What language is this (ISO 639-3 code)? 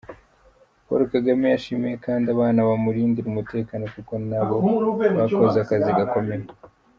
kin